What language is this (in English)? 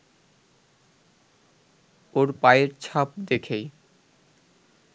Bangla